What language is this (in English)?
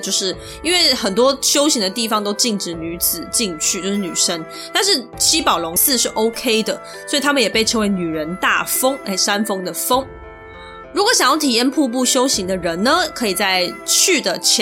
Chinese